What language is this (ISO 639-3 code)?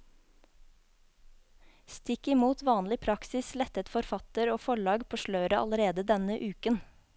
nor